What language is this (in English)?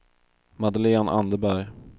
Swedish